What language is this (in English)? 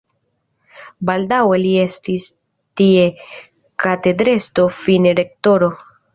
Esperanto